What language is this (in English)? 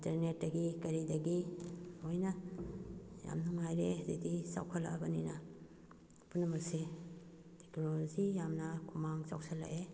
Manipuri